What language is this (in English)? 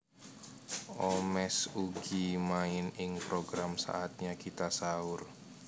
Javanese